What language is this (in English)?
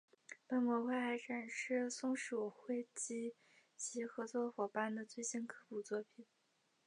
Chinese